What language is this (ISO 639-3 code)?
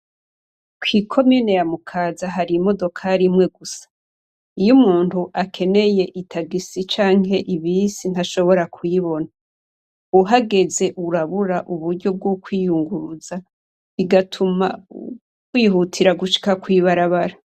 run